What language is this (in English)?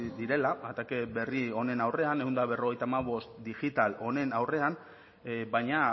Basque